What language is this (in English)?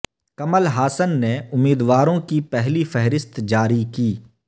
Urdu